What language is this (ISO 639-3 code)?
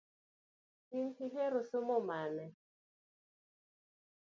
luo